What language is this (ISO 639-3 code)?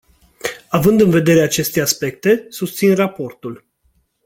ron